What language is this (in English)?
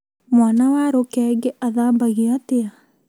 Kikuyu